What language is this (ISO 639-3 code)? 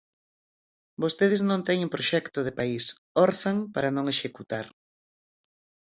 glg